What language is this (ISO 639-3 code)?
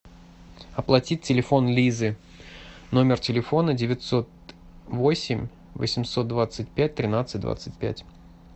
rus